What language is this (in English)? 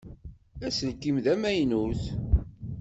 Kabyle